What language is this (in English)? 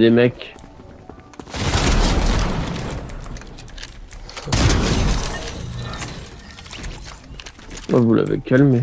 French